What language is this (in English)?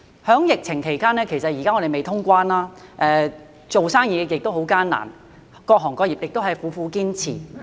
Cantonese